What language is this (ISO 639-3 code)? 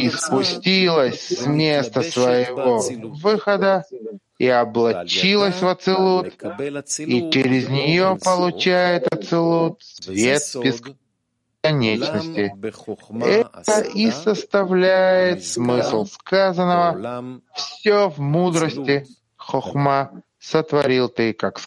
rus